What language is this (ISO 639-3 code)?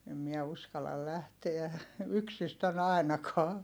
fin